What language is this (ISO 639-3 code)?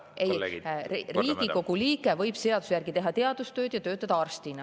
est